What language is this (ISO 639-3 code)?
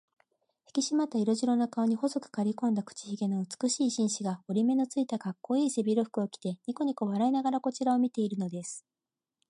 jpn